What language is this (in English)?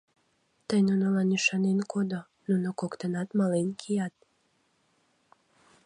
Mari